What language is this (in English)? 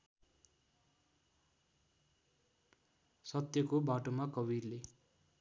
Nepali